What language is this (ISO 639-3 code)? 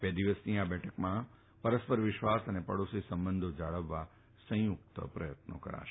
guj